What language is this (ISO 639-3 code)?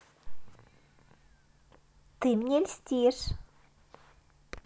rus